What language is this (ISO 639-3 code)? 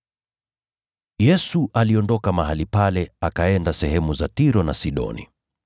swa